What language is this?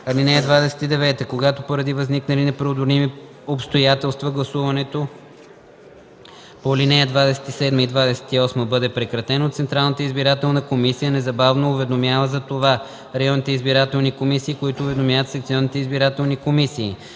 Bulgarian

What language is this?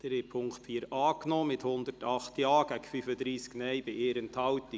Swiss German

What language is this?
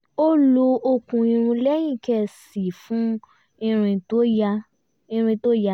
Yoruba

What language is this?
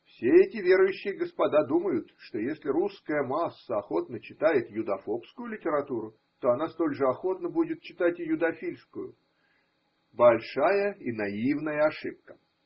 Russian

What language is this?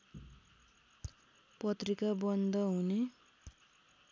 Nepali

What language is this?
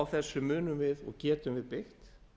Icelandic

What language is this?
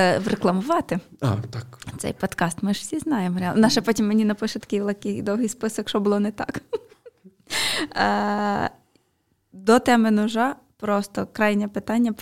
Ukrainian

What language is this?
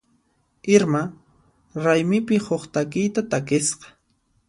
Puno Quechua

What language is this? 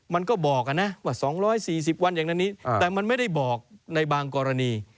Thai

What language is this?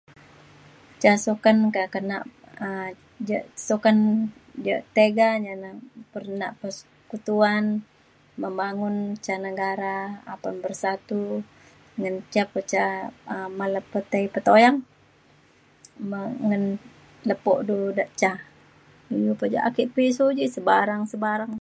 Mainstream Kenyah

